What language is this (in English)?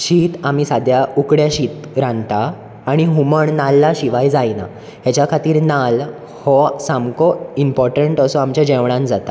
Konkani